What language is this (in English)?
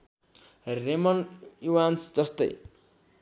Nepali